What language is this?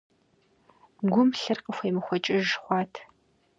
Kabardian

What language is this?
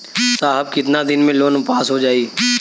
Bhojpuri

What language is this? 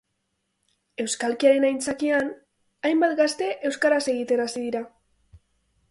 Basque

